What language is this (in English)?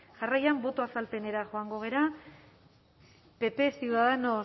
Basque